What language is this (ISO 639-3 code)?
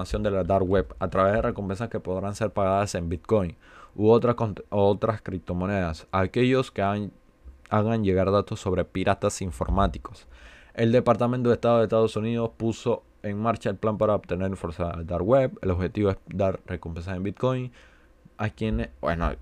spa